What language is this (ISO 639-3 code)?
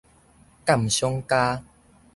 nan